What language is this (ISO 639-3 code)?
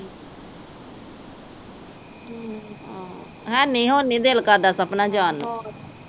pan